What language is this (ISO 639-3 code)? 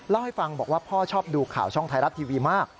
tha